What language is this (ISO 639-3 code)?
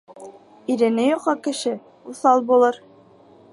bak